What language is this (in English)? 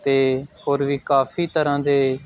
Punjabi